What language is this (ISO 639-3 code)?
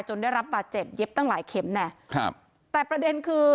tha